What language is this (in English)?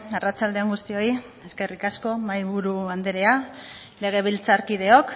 Basque